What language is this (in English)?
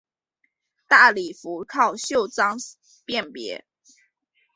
Chinese